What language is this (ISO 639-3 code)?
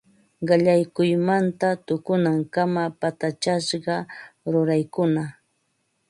qva